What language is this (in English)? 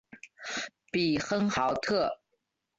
Chinese